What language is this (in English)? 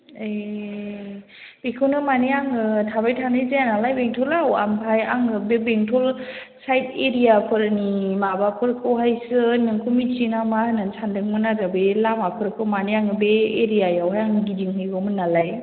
Bodo